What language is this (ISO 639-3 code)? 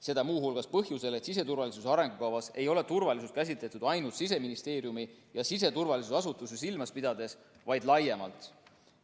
est